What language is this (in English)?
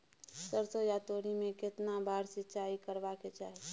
Maithili